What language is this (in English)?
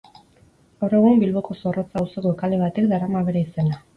Basque